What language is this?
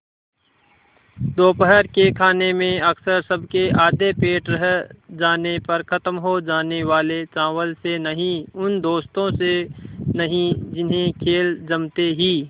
Hindi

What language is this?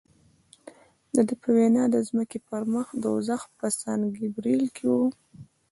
Pashto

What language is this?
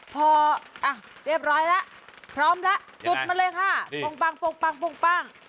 Thai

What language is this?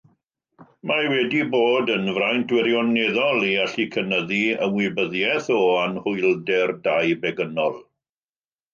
Welsh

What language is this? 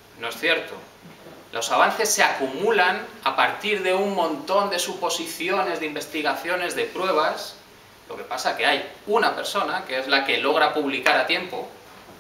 Spanish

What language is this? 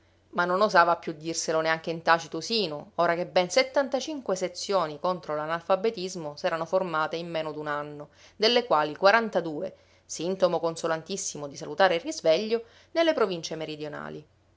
Italian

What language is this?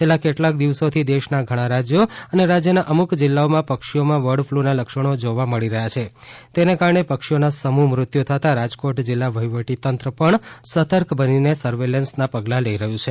Gujarati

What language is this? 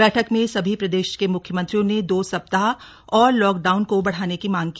Hindi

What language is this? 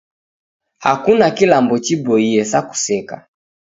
Taita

